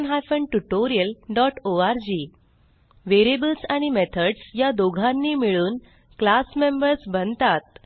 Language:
Marathi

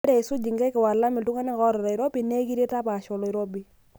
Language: Masai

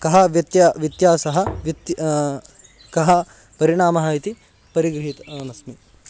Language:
Sanskrit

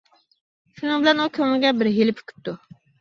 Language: Uyghur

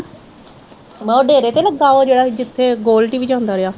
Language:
Punjabi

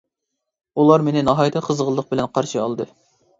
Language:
Uyghur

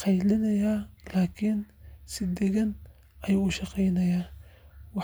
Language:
Somali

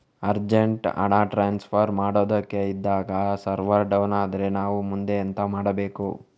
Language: Kannada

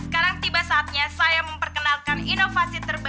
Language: Indonesian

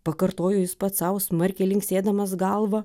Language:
Lithuanian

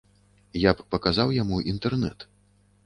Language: Belarusian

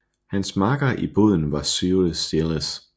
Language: Danish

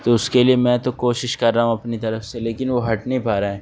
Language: Urdu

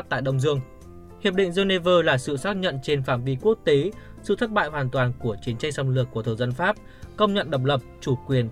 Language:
Vietnamese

